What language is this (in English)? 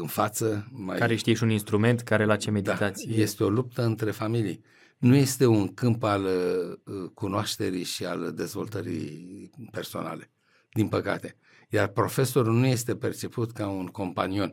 Romanian